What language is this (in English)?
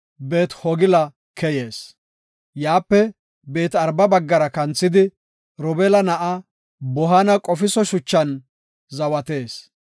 Gofa